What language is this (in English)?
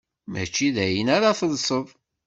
Kabyle